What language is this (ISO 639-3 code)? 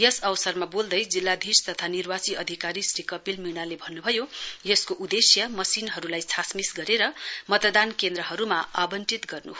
nep